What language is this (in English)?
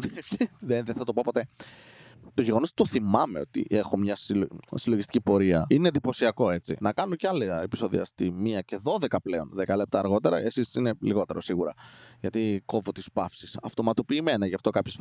Greek